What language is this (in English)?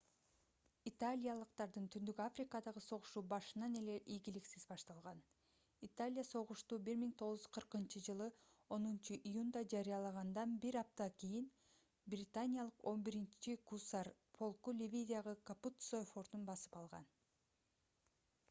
Kyrgyz